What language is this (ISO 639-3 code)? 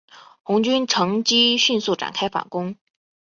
zho